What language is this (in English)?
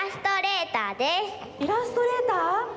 Japanese